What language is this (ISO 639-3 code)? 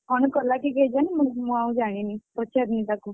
ori